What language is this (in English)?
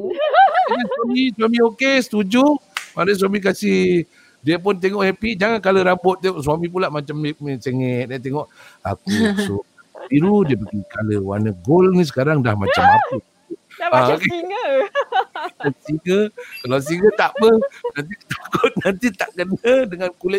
Malay